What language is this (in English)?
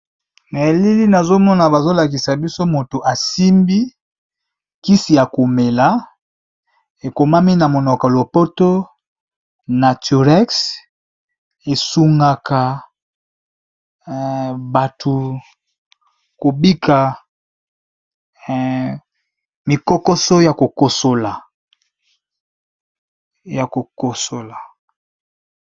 Lingala